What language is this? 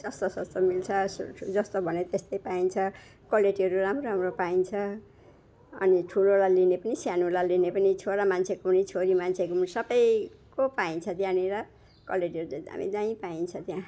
Nepali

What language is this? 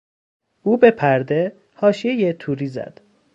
Persian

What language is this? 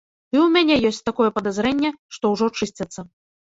Belarusian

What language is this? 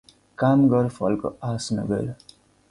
Nepali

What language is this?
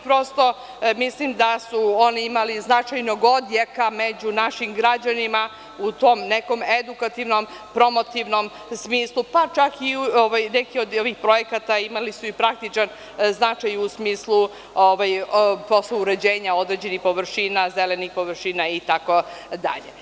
Serbian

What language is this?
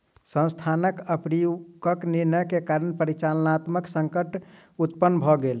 Maithili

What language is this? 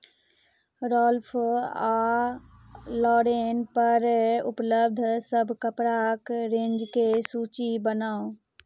Maithili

